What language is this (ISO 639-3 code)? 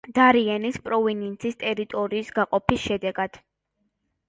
kat